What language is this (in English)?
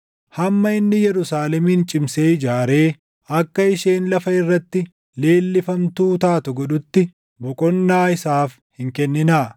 Oromo